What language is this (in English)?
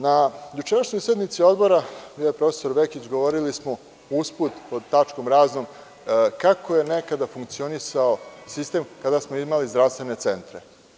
Serbian